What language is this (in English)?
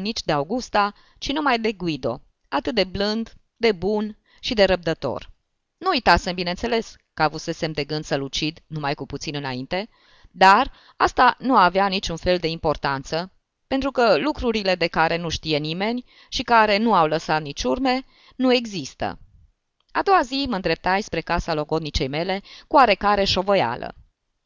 Romanian